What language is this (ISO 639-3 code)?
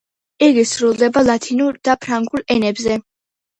kat